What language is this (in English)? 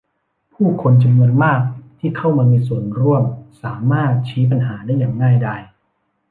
Thai